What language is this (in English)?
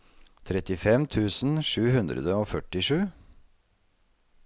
Norwegian